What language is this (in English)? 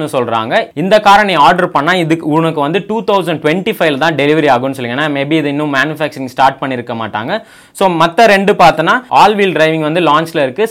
Tamil